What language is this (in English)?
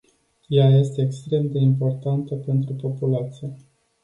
Romanian